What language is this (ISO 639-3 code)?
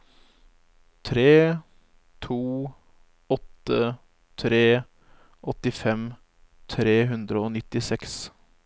nor